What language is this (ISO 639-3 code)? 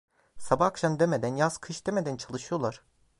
tur